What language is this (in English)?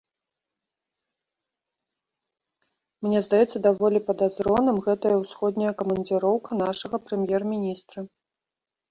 Belarusian